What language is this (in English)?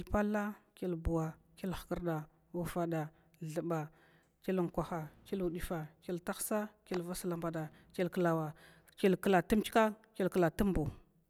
Glavda